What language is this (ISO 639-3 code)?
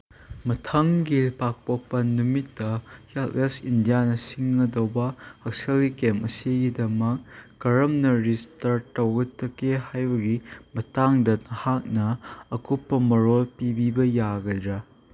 mni